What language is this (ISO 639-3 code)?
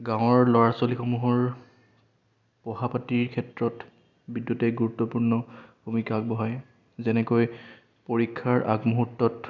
asm